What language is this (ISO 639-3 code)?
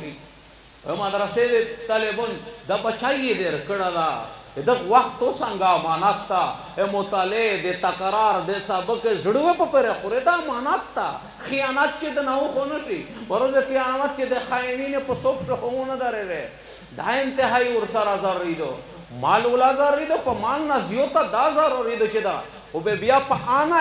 ron